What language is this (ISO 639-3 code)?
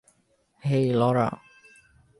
ben